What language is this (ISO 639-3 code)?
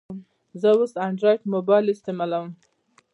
pus